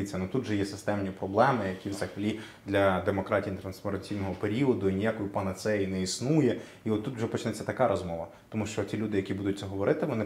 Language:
Ukrainian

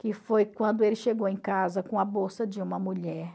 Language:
Portuguese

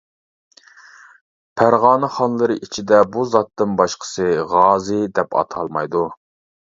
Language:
Uyghur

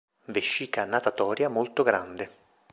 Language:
Italian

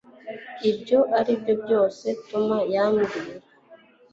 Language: Kinyarwanda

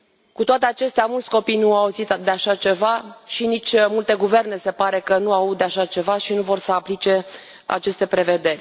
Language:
Romanian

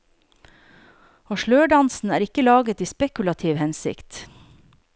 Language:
Norwegian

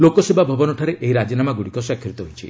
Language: Odia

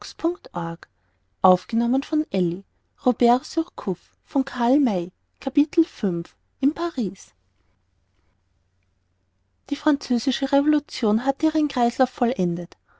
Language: German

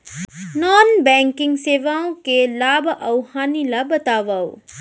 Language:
Chhattisgarhi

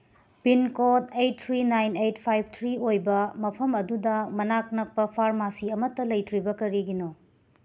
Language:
Manipuri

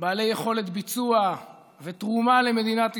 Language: Hebrew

